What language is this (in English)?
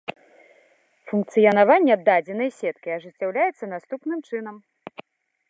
Belarusian